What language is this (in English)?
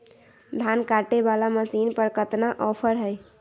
Magahi